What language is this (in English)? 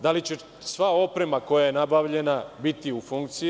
Serbian